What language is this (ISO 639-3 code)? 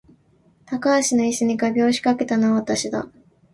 jpn